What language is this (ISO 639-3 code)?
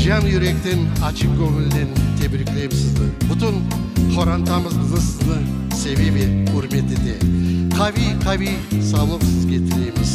ron